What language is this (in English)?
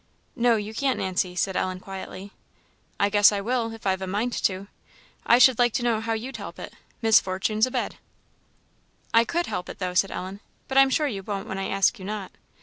English